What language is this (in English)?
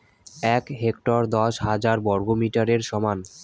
Bangla